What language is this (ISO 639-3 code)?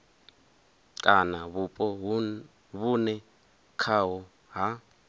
ven